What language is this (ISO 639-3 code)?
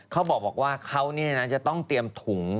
tha